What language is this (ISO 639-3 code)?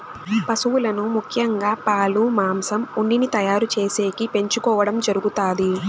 tel